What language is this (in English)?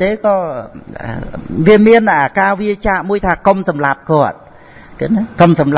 Vietnamese